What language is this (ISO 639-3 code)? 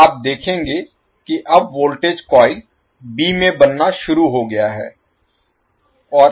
hin